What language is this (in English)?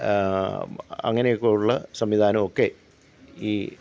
Malayalam